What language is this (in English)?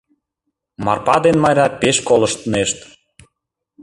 Mari